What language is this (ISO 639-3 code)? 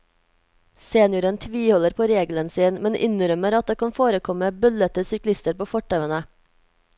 nor